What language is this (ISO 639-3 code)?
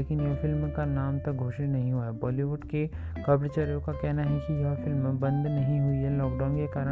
hin